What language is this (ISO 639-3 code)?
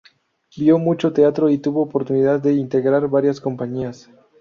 spa